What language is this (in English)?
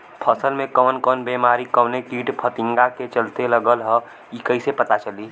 Bhojpuri